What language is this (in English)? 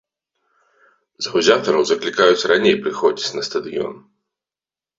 Belarusian